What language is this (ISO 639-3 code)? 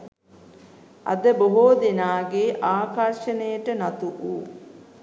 sin